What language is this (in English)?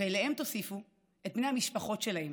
Hebrew